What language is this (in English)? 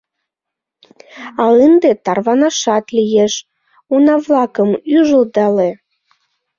Mari